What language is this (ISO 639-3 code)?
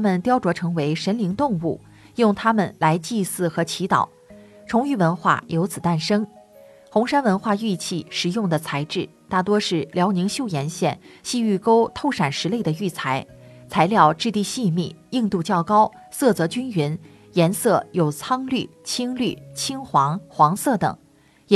zho